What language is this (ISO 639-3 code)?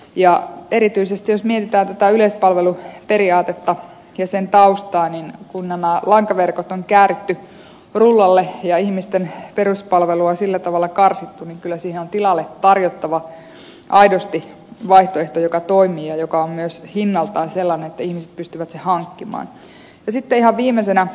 fin